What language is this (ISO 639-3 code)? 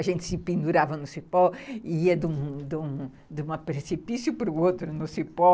por